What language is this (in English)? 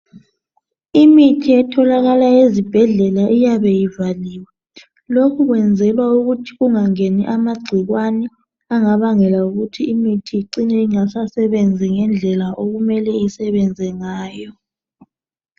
North Ndebele